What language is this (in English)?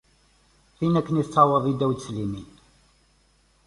Kabyle